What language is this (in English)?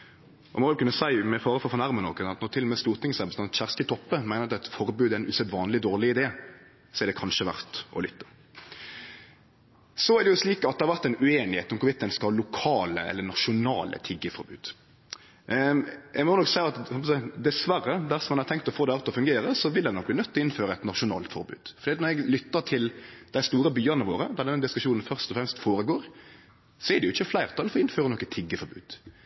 Norwegian Nynorsk